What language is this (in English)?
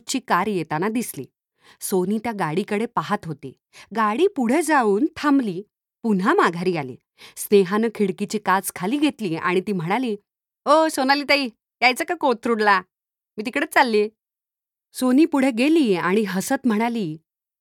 Marathi